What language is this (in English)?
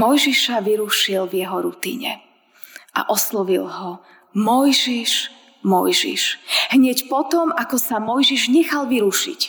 Slovak